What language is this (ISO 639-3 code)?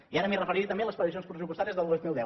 cat